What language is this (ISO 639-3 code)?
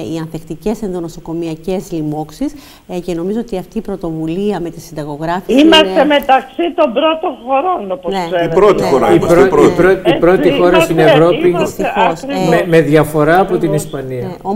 ell